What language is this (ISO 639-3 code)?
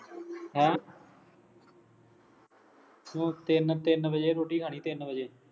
pan